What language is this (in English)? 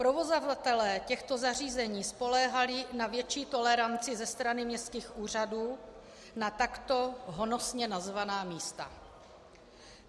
Czech